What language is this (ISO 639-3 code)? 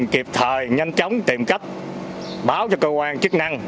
vie